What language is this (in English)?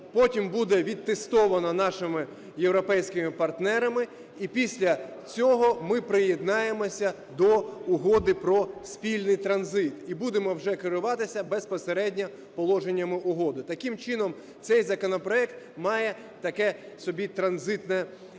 Ukrainian